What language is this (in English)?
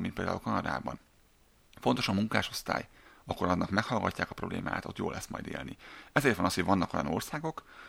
Hungarian